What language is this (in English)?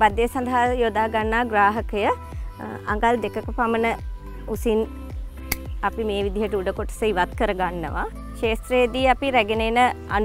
Indonesian